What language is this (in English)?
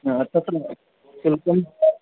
Sanskrit